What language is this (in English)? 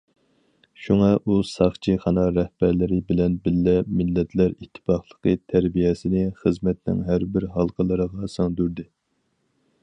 Uyghur